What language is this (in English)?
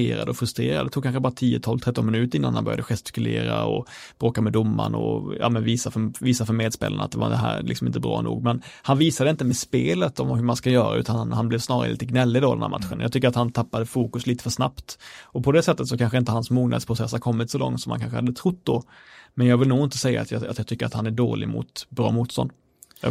Swedish